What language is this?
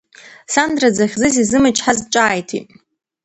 Abkhazian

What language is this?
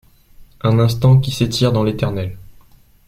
French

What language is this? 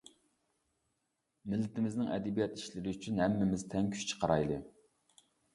Uyghur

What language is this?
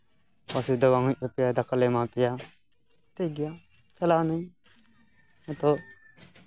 Santali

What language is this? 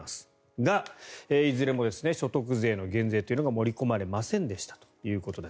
Japanese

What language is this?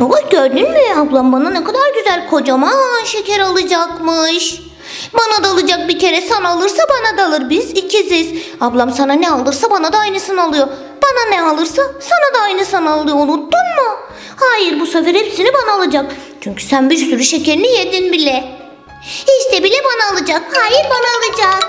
Turkish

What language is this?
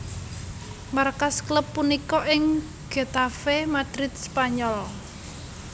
Javanese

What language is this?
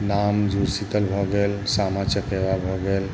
Maithili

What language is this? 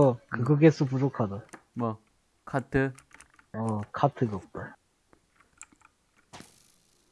Korean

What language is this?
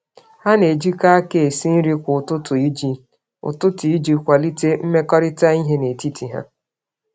Igbo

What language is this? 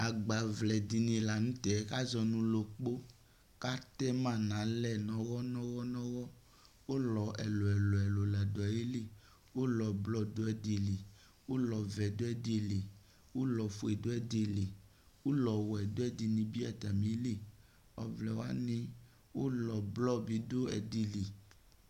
Ikposo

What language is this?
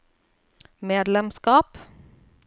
Norwegian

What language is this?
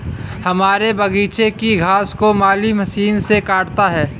Hindi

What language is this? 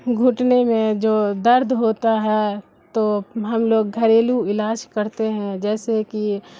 Urdu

